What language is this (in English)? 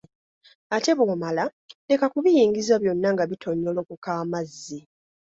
Ganda